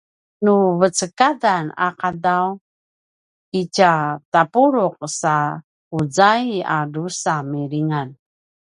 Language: Paiwan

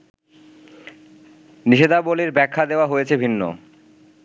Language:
Bangla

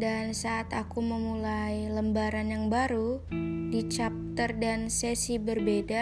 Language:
Indonesian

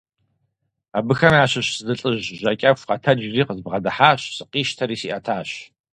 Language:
Kabardian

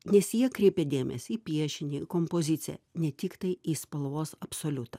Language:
Lithuanian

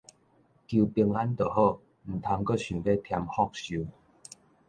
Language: Min Nan Chinese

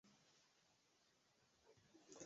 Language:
Swahili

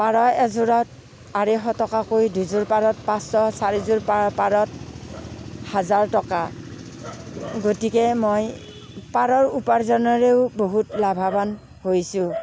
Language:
Assamese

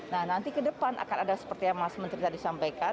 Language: Indonesian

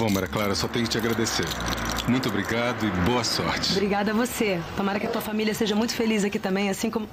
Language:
Portuguese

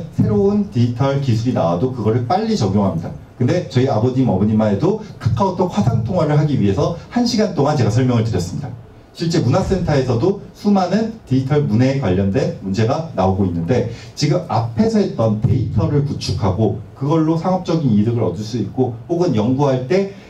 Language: Korean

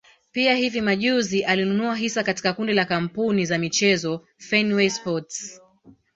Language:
Swahili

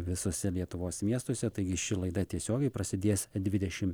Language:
Lithuanian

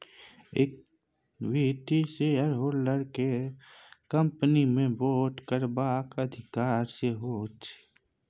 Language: Maithili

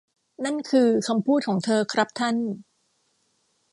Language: Thai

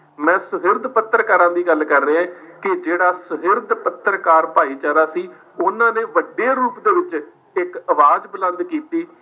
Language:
Punjabi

